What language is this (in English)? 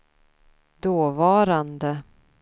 Swedish